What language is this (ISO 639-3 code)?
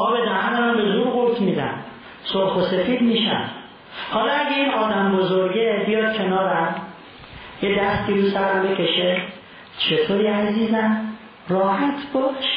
fas